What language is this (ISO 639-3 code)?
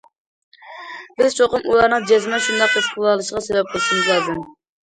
uig